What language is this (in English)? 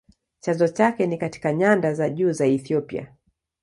Swahili